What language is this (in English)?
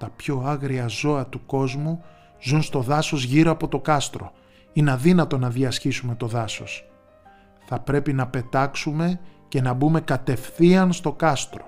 Greek